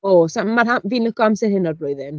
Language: Welsh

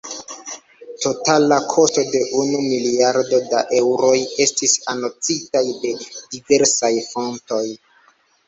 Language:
Esperanto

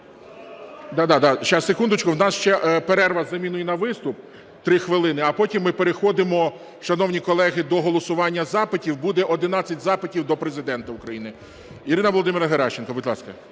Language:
Ukrainian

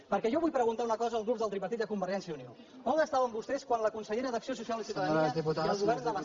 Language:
Catalan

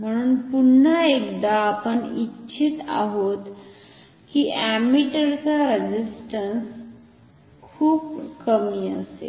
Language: Marathi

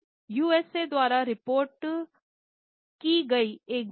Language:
Hindi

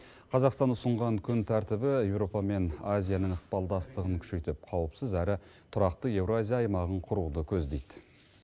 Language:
Kazakh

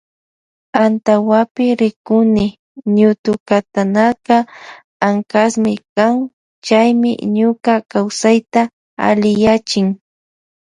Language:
Loja Highland Quichua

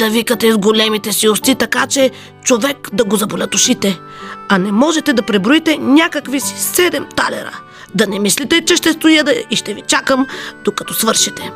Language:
Bulgarian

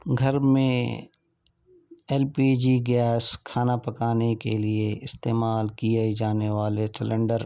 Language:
Urdu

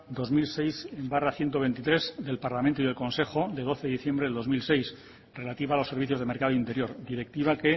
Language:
Spanish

